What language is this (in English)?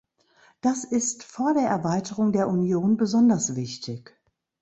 German